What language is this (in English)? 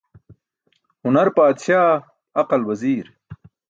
Burushaski